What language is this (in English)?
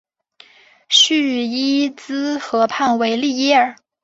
Chinese